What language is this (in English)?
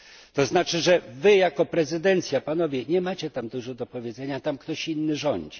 Polish